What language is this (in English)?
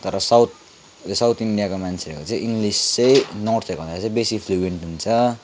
Nepali